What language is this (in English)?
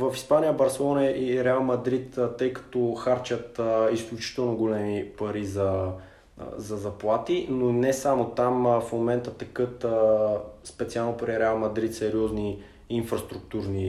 Bulgarian